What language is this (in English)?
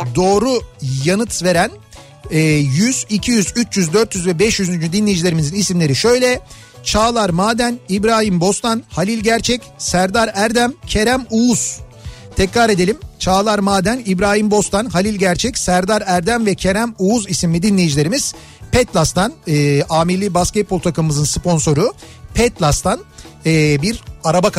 Turkish